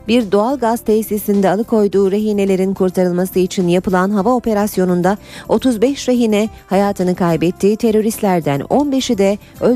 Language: Turkish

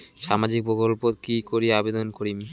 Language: Bangla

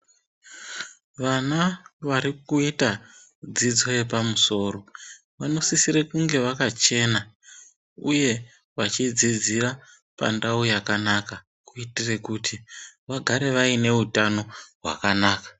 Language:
Ndau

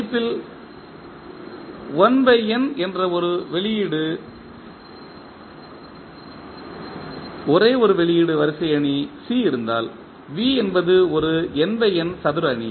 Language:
Tamil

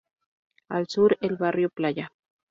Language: Spanish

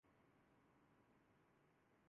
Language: Urdu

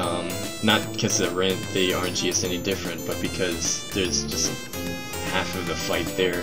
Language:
English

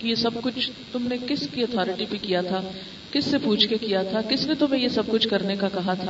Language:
Urdu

